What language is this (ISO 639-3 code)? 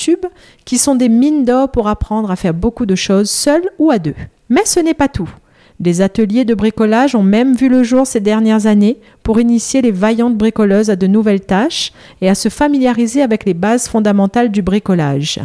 fra